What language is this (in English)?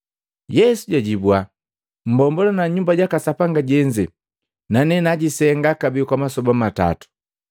Matengo